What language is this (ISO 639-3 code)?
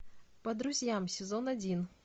rus